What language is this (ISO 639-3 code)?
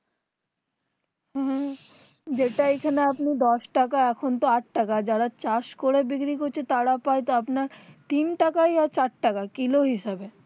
ben